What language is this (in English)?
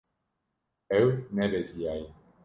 Kurdish